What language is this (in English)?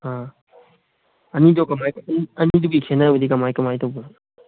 Manipuri